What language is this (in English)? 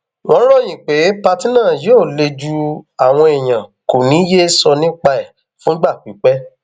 Yoruba